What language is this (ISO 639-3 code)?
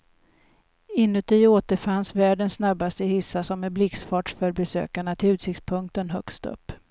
swe